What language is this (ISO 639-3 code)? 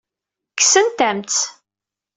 kab